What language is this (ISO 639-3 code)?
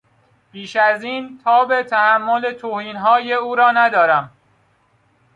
fas